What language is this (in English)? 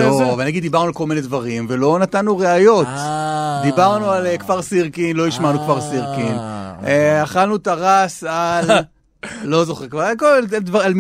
Hebrew